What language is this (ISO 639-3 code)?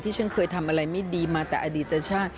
tha